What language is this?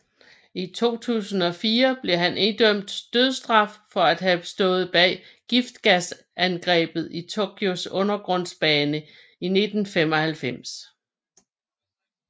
Danish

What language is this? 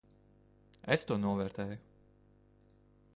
Latvian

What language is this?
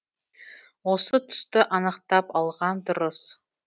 Kazakh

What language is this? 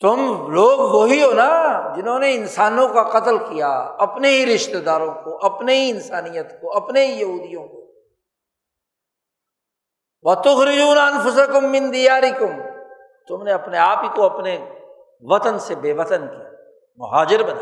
Urdu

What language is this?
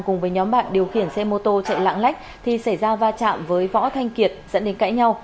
Vietnamese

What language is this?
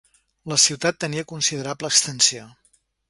Catalan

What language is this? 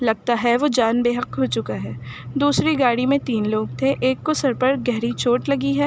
Urdu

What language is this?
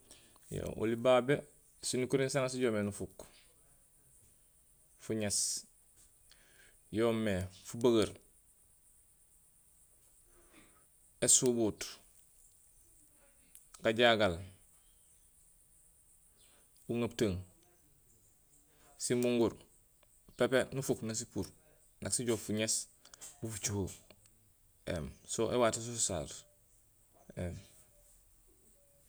Gusilay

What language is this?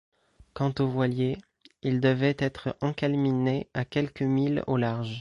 French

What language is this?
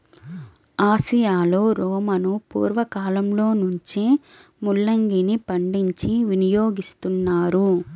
Telugu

